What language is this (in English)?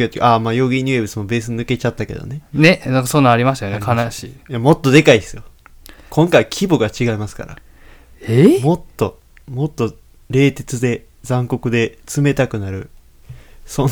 Japanese